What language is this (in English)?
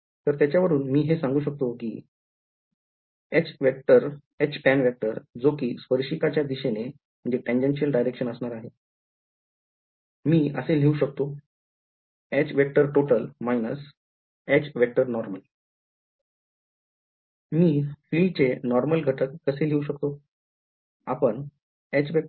Marathi